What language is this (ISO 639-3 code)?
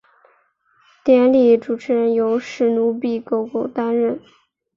zho